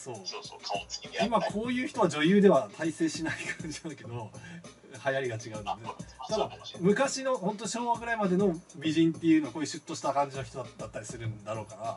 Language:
Japanese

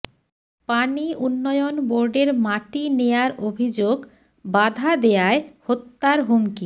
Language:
Bangla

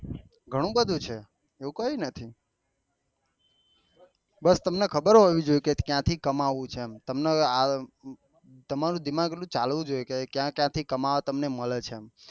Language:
Gujarati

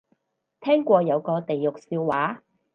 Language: Cantonese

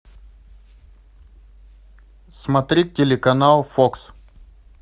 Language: Russian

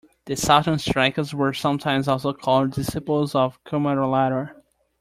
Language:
English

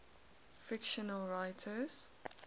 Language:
English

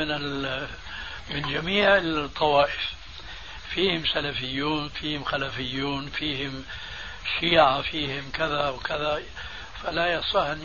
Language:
Arabic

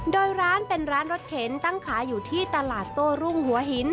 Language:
Thai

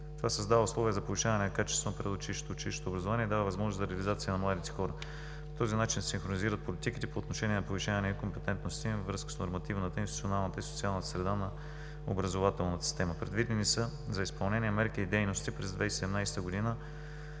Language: Bulgarian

